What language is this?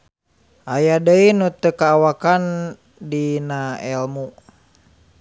Sundanese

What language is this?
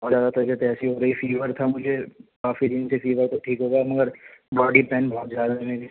Urdu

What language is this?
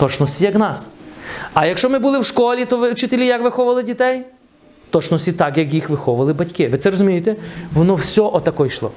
Ukrainian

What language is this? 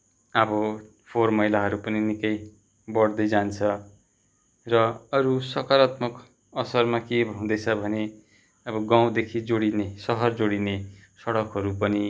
Nepali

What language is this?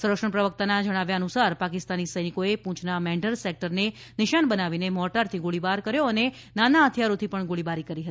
Gujarati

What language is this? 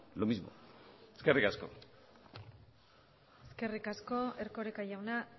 Basque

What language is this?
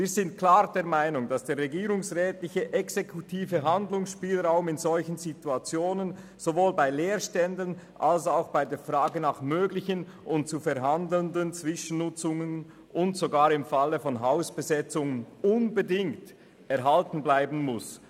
Swiss German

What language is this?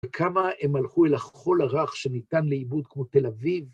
Hebrew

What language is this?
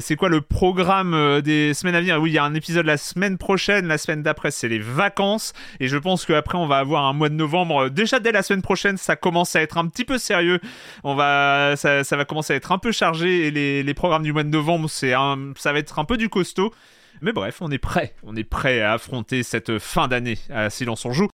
French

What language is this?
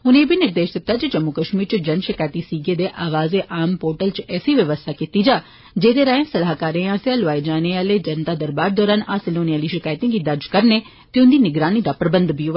Dogri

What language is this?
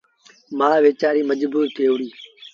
Sindhi Bhil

